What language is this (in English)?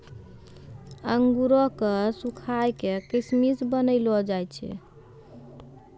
Maithili